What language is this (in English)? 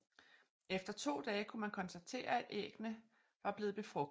Danish